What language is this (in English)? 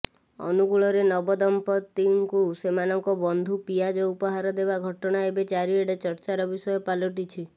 Odia